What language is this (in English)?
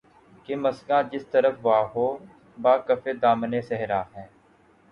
Urdu